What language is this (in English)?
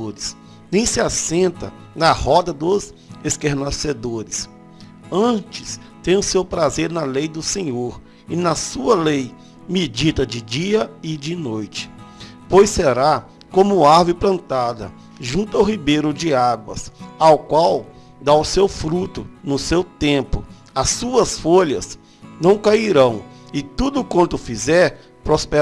Portuguese